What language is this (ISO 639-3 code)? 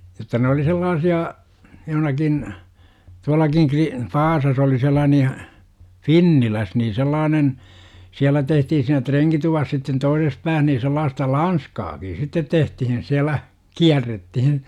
fin